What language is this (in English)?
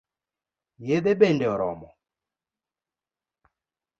Luo (Kenya and Tanzania)